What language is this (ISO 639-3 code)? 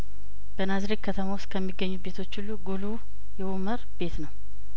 amh